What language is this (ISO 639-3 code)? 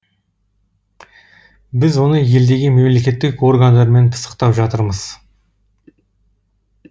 kaz